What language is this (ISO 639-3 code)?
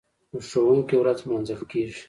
pus